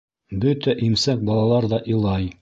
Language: Bashkir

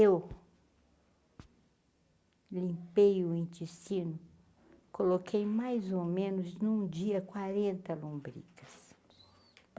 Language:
Portuguese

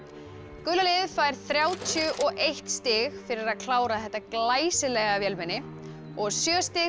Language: Icelandic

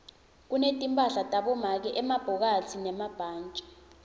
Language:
Swati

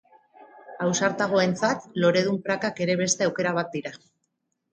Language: Basque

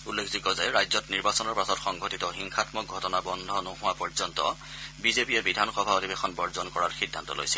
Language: Assamese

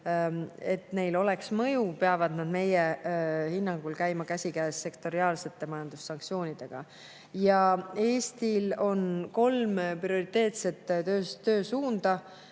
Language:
Estonian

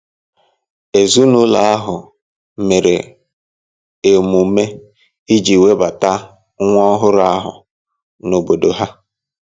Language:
Igbo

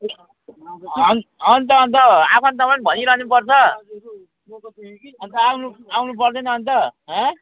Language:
Nepali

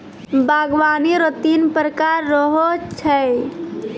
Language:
Maithili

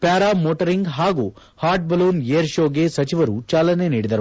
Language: Kannada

